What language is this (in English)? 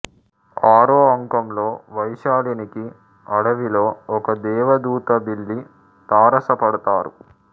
Telugu